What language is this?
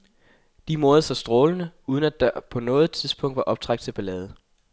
Danish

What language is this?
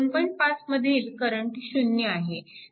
Marathi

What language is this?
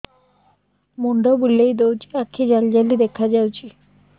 Odia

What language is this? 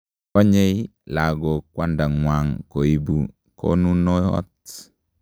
Kalenjin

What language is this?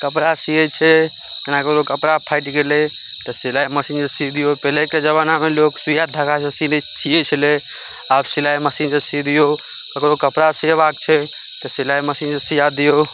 Maithili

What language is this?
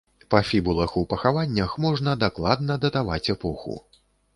Belarusian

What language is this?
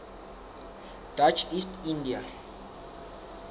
Southern Sotho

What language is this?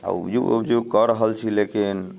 Maithili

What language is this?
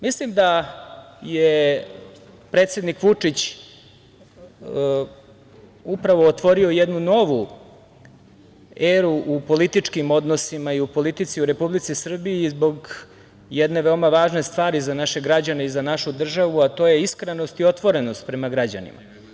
Serbian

